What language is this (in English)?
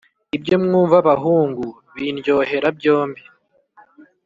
Kinyarwanda